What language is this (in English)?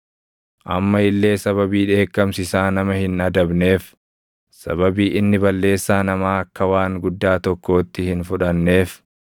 Oromo